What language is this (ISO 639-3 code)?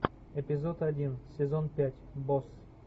rus